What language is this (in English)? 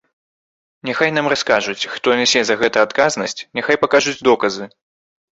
Belarusian